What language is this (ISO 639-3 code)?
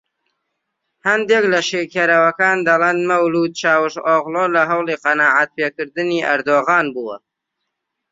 ckb